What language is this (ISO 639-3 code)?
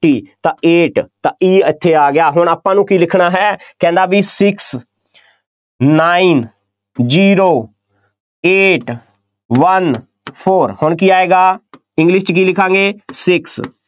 pan